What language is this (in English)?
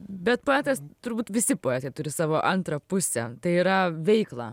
Lithuanian